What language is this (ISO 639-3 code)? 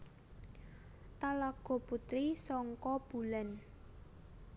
jav